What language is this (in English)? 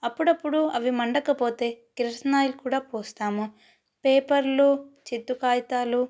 Telugu